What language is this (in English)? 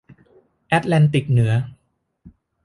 Thai